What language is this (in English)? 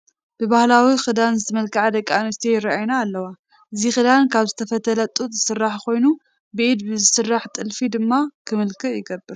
Tigrinya